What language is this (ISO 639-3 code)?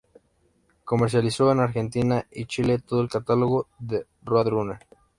spa